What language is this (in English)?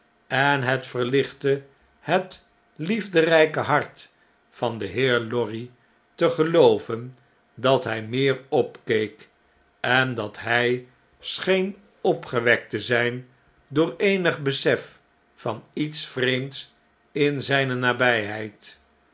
Dutch